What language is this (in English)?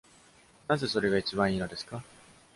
Japanese